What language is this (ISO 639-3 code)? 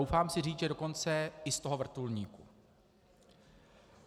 ces